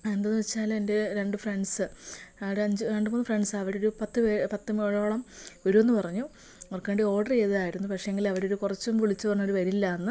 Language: Malayalam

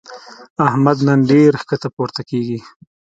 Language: Pashto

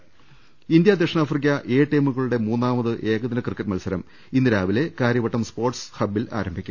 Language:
Malayalam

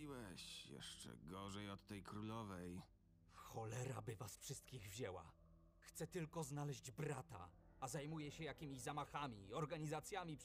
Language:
Polish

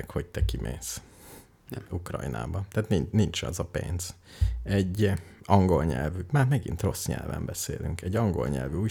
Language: Hungarian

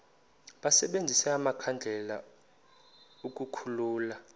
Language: Xhosa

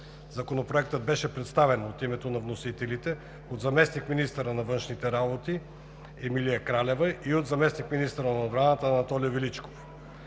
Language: Bulgarian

